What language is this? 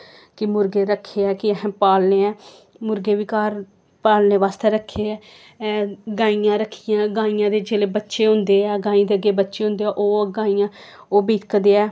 Dogri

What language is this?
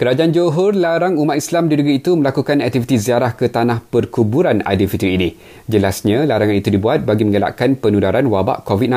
Malay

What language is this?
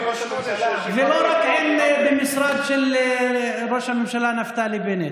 Hebrew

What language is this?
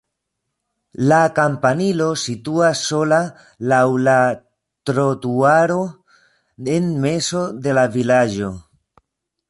Esperanto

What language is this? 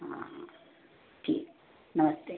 Hindi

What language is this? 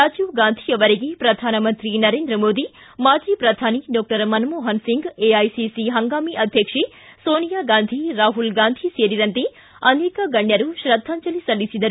Kannada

